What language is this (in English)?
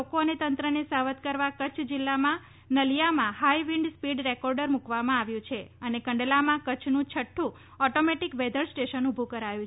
Gujarati